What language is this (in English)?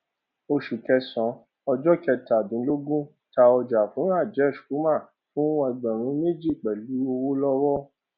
Yoruba